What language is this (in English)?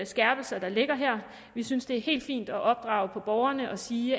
Danish